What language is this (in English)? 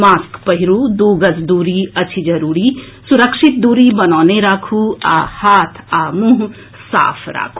Maithili